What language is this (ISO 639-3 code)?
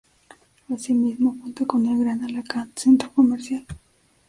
spa